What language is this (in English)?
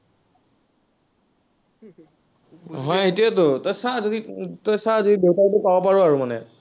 Assamese